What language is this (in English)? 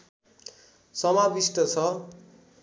Nepali